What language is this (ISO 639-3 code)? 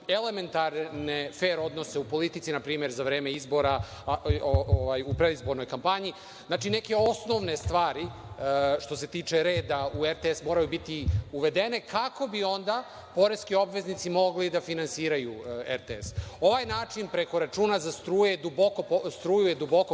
srp